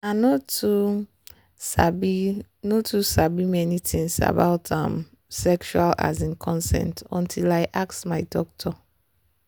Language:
Nigerian Pidgin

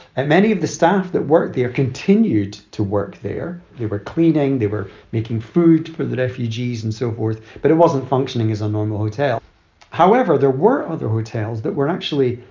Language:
English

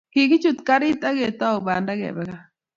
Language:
Kalenjin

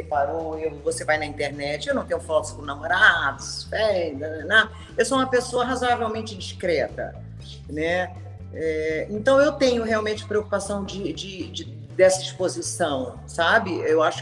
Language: Portuguese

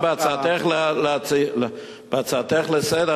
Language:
Hebrew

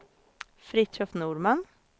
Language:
Swedish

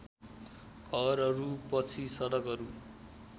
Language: Nepali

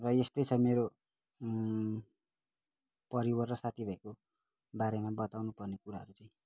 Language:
Nepali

